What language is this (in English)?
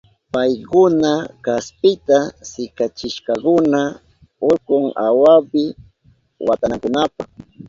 Southern Pastaza Quechua